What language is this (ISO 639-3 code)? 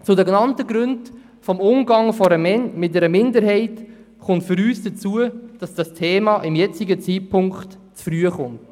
gsw